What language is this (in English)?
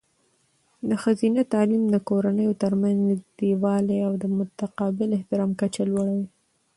Pashto